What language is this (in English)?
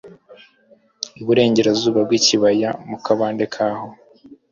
Kinyarwanda